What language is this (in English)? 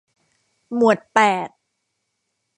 Thai